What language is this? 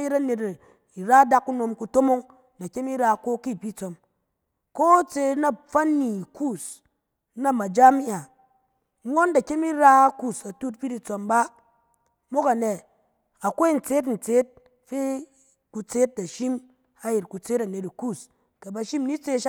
Cen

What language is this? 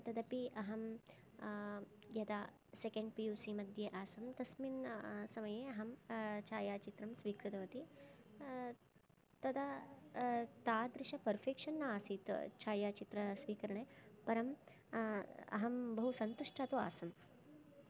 Sanskrit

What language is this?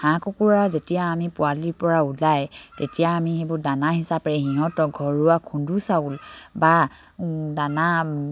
Assamese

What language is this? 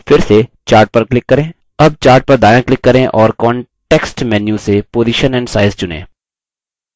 Hindi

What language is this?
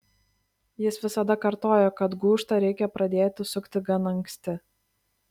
Lithuanian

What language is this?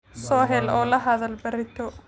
Somali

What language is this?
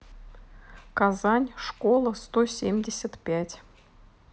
Russian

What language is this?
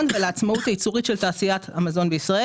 Hebrew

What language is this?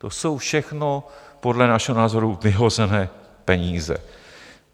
Czech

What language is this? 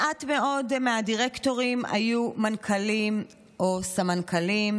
Hebrew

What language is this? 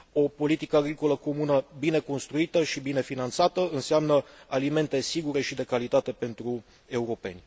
Romanian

